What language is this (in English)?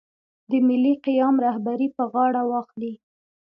Pashto